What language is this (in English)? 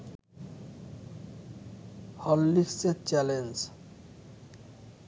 Bangla